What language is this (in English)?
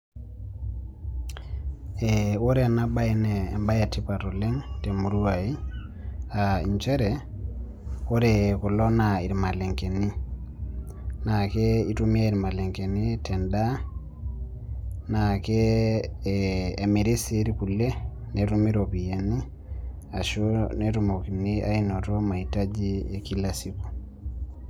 Masai